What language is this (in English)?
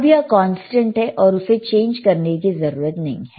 Hindi